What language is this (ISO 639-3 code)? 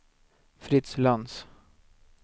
swe